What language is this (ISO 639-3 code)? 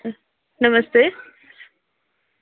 doi